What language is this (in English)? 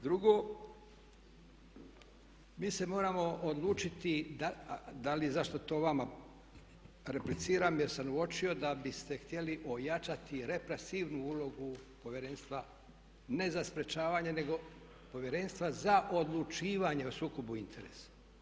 Croatian